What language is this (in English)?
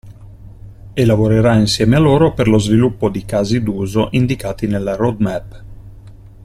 Italian